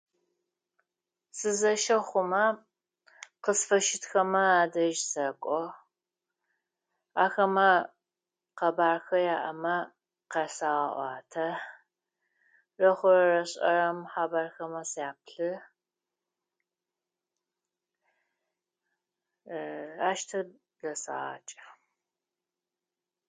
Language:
Adyghe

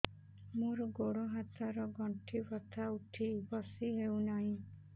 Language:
Odia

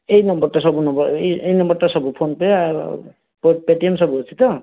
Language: Odia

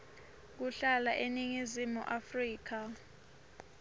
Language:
Swati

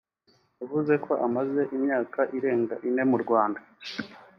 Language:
Kinyarwanda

